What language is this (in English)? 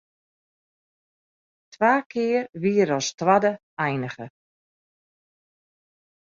Western Frisian